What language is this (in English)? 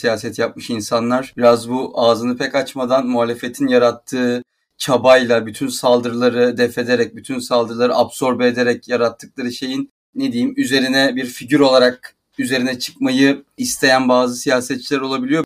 Turkish